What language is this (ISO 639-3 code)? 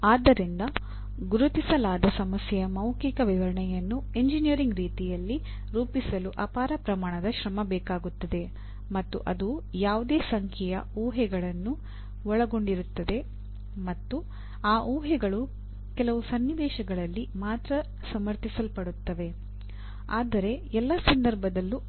kan